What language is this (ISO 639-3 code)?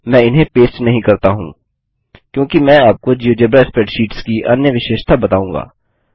hin